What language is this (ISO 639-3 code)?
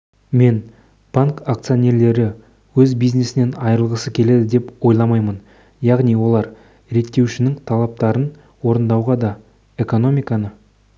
kaz